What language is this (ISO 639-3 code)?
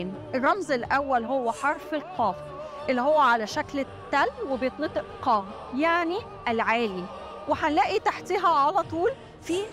ara